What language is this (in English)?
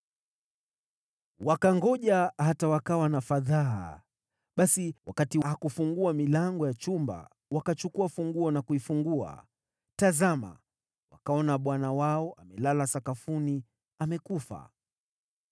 Swahili